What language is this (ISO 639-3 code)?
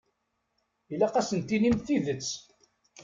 kab